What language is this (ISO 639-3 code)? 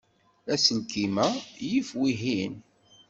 kab